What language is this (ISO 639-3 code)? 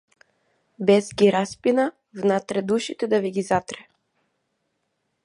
mkd